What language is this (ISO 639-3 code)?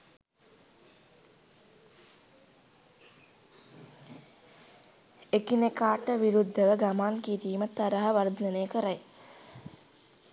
sin